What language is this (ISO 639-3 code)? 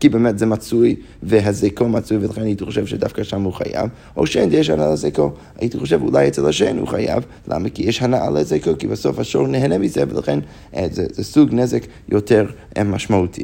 heb